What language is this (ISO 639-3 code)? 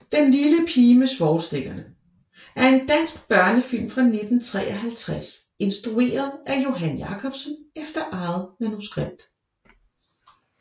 dan